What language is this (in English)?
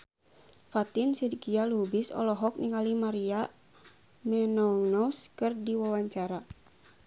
Sundanese